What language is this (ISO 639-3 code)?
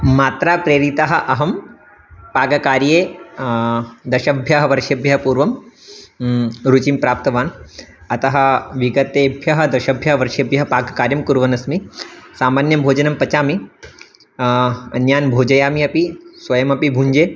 san